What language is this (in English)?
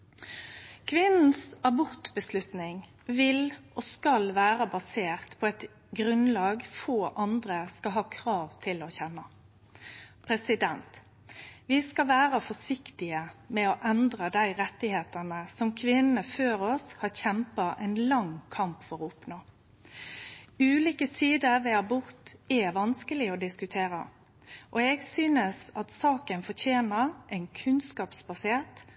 Norwegian Nynorsk